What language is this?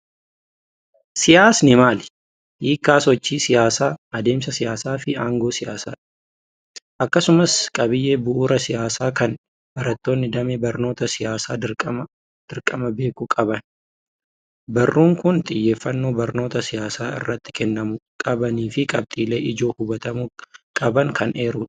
Oromo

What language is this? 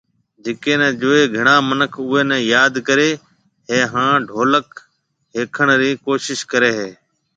Marwari (Pakistan)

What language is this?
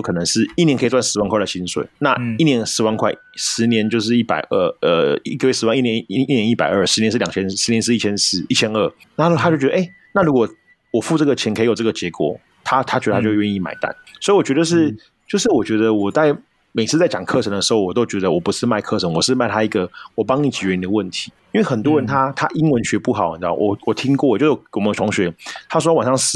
Chinese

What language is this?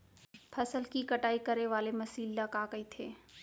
Chhattisgarhi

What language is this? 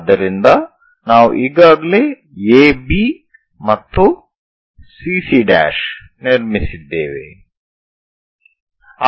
Kannada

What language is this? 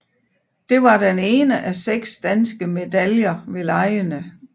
Danish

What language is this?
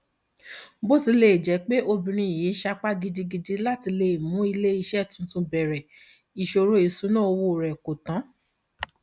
Yoruba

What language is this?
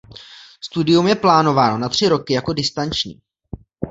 Czech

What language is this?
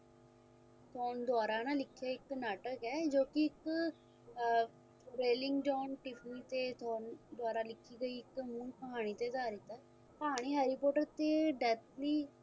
Punjabi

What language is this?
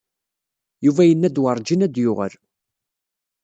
Kabyle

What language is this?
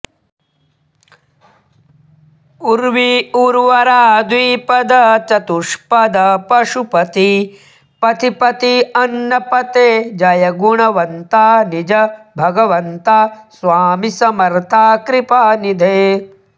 Sanskrit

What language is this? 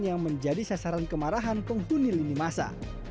Indonesian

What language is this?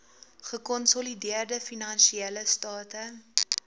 Afrikaans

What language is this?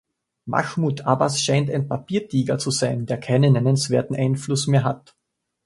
German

